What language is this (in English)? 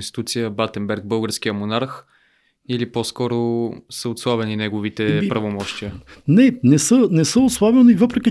Bulgarian